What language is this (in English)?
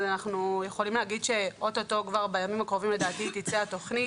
Hebrew